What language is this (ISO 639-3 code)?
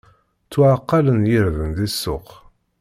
kab